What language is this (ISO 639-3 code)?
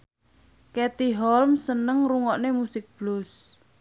jav